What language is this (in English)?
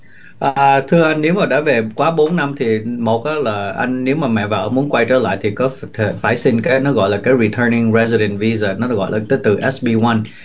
Vietnamese